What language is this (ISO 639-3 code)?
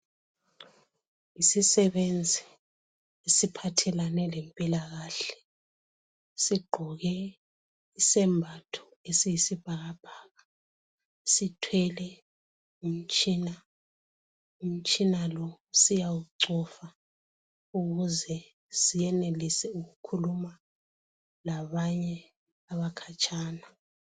nde